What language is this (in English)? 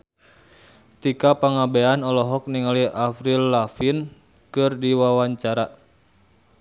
Sundanese